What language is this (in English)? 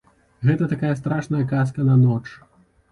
Belarusian